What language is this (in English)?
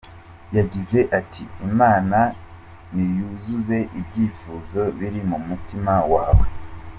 Kinyarwanda